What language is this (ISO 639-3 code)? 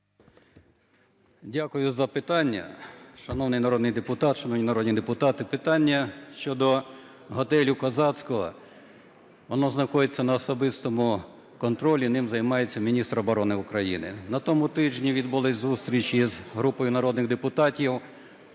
ukr